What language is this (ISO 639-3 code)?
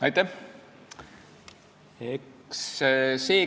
est